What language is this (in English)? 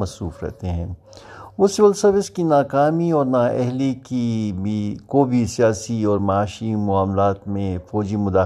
Urdu